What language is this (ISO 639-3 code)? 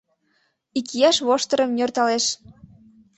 chm